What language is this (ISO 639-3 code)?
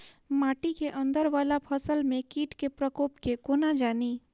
mai